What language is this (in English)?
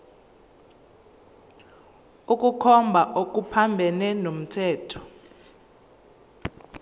Zulu